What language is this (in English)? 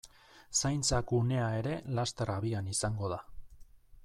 Basque